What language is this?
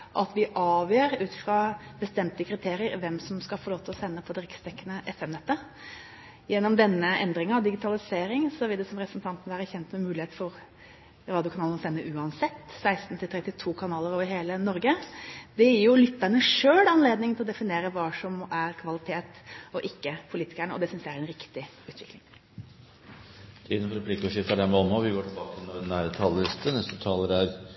Norwegian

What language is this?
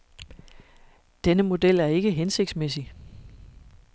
Danish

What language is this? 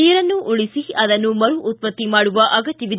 Kannada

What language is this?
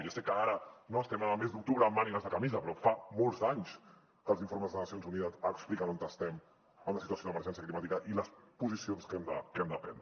Catalan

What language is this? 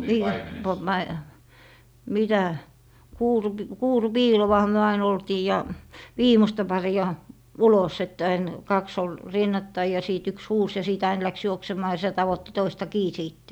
Finnish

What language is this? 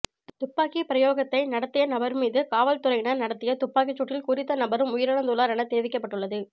Tamil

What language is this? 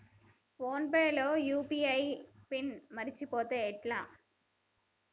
Telugu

